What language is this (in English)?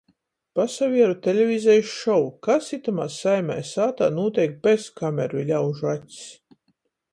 Latgalian